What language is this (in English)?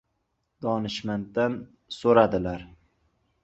Uzbek